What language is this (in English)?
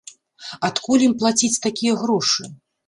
Belarusian